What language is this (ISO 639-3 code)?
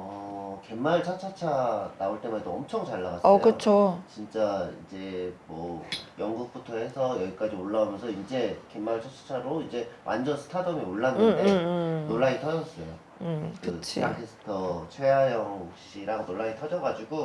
kor